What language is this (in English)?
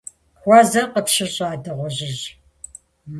Kabardian